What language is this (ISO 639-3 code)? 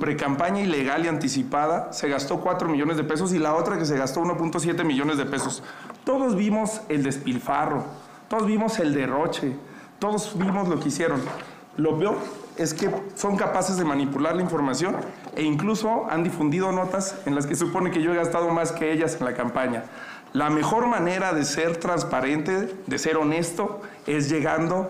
spa